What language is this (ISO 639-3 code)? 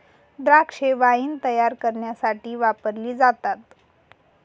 mar